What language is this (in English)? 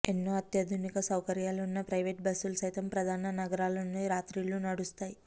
Telugu